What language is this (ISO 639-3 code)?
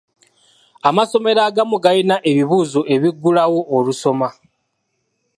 lug